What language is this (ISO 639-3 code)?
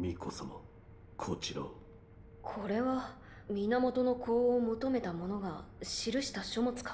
jpn